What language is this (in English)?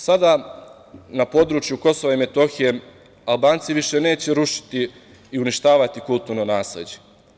Serbian